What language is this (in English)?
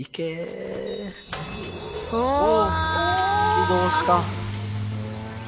Japanese